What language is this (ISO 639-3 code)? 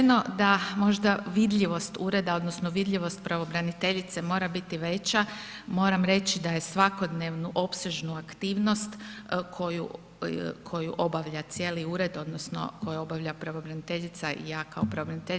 hrv